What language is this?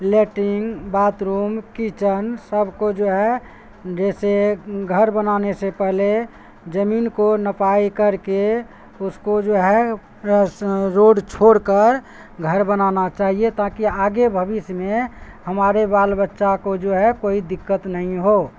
Urdu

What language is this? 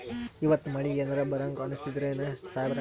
Kannada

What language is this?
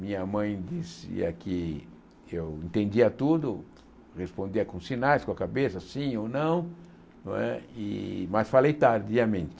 Portuguese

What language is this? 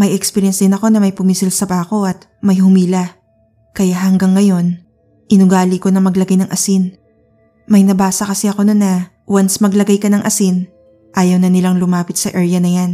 Filipino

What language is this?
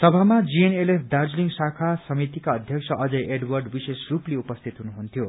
Nepali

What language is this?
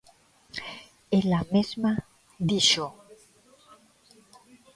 Galician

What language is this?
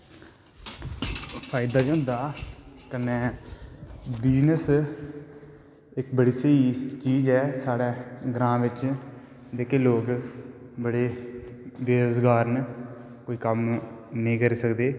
Dogri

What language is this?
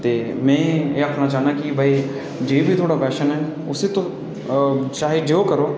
Dogri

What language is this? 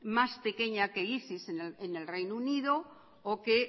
Spanish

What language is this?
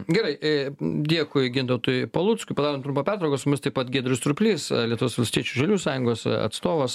Lithuanian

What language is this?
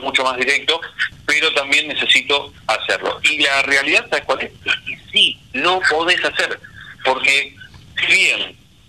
Spanish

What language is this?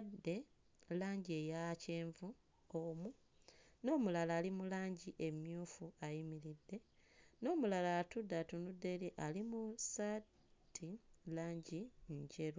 Ganda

